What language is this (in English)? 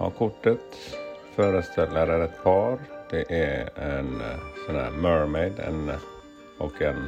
Swedish